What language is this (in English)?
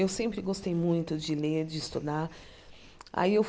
Portuguese